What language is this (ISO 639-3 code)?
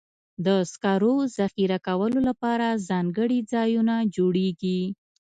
pus